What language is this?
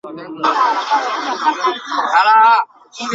Chinese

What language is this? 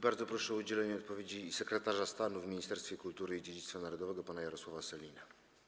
Polish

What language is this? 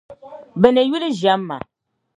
Dagbani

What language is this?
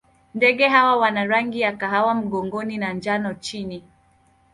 Swahili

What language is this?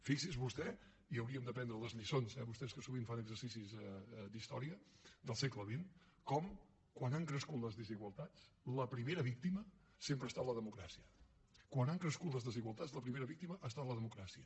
Catalan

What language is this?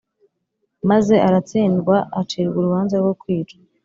Kinyarwanda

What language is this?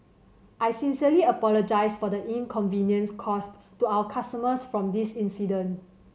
English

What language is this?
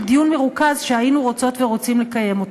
Hebrew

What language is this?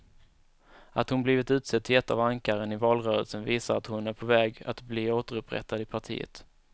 Swedish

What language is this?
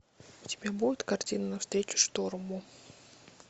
Russian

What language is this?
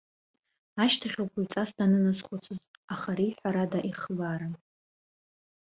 Abkhazian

